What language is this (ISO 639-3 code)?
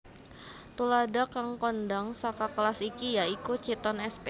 jav